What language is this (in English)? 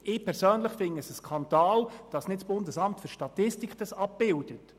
Swiss German